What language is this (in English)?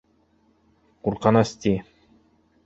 Bashkir